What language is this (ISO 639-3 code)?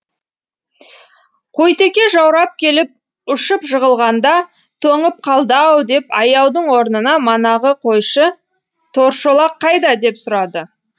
kaz